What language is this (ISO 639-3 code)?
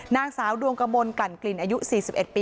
tha